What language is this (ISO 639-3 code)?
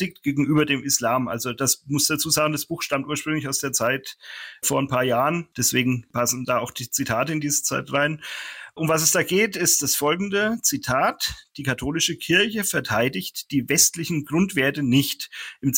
deu